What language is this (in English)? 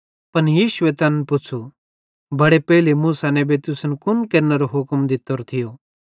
Bhadrawahi